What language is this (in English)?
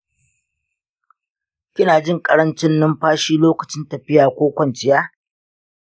Hausa